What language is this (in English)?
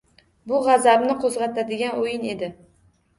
Uzbek